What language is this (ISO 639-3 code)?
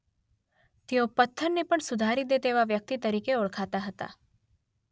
guj